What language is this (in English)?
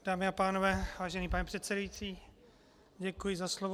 Czech